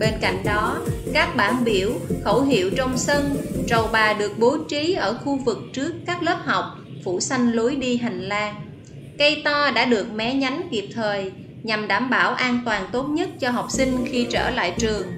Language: Vietnamese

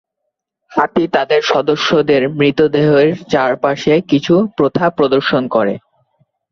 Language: Bangla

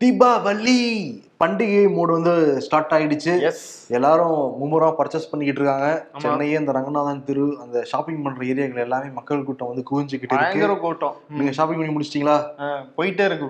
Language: Tamil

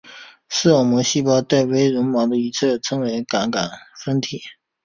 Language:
Chinese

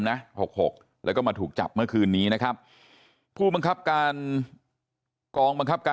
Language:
Thai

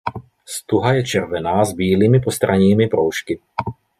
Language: Czech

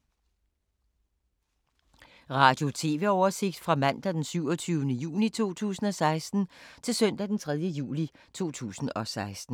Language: Danish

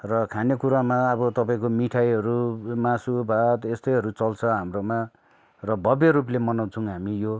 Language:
Nepali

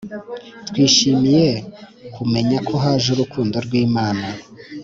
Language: Kinyarwanda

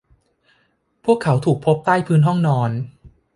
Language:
Thai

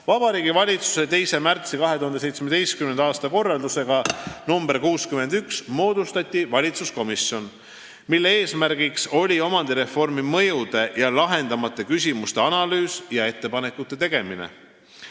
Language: Estonian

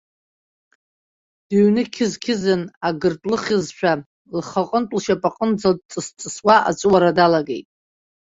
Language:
Abkhazian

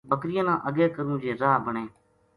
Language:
Gujari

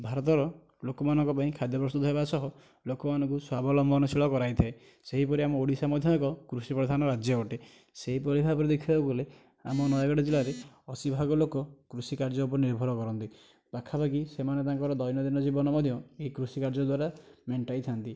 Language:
Odia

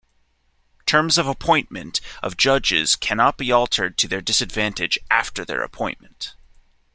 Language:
English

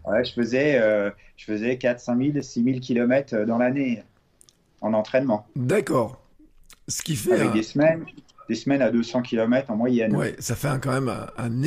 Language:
French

